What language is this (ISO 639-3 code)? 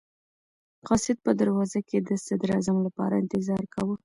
pus